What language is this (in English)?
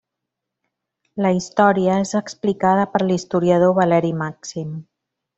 Catalan